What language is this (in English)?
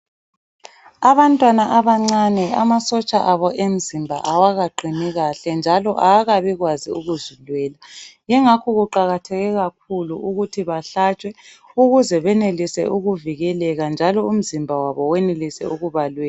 North Ndebele